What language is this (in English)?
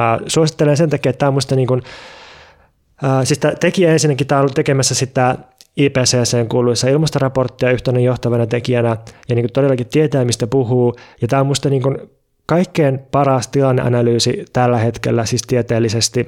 Finnish